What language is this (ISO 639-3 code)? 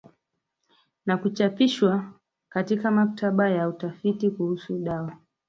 swa